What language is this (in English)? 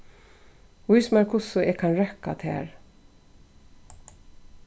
Faroese